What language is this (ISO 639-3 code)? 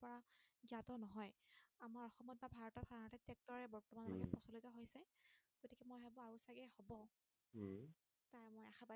asm